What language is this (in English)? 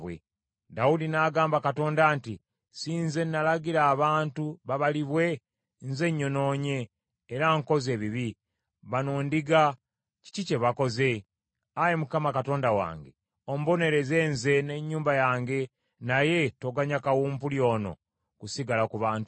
Ganda